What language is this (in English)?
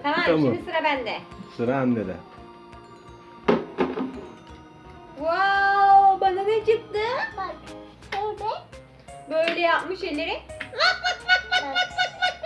Turkish